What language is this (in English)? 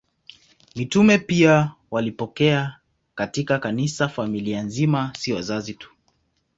Swahili